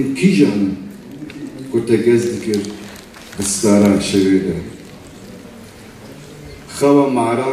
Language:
Turkish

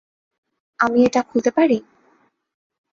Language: Bangla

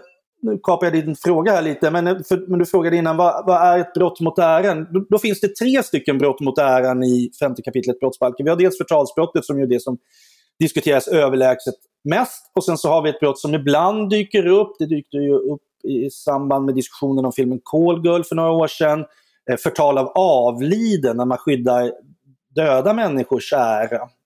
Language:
Swedish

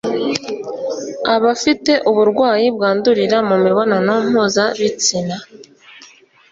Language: Kinyarwanda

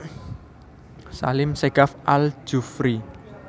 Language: Javanese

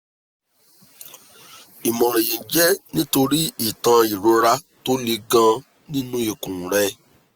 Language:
Yoruba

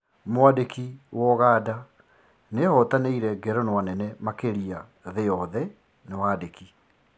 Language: Kikuyu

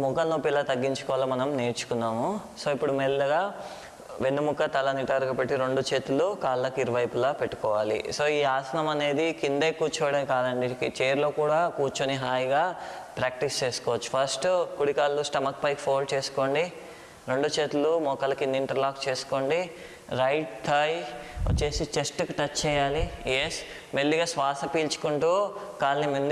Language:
English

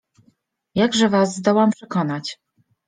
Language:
Polish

